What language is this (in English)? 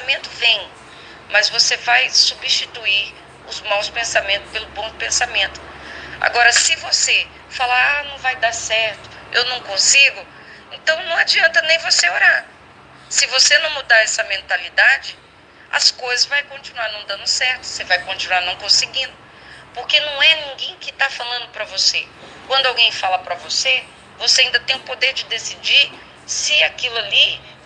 Portuguese